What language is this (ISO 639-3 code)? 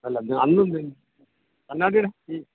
mal